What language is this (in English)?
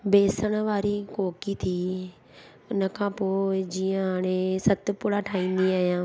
Sindhi